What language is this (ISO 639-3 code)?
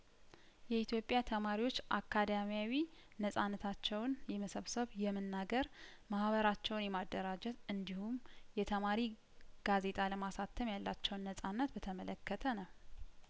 amh